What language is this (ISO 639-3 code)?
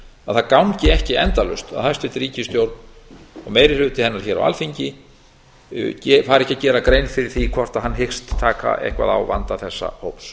isl